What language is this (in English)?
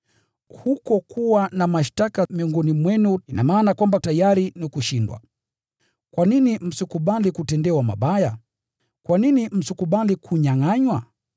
Swahili